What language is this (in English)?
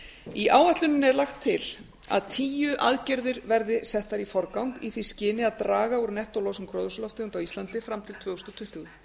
Icelandic